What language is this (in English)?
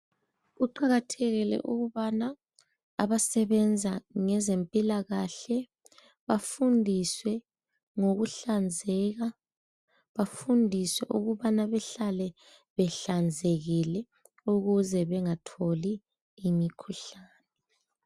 North Ndebele